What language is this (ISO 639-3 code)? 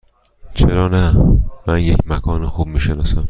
fas